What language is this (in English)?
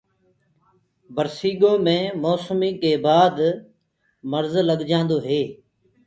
Gurgula